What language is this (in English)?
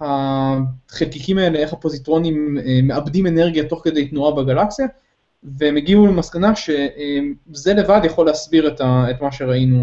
Hebrew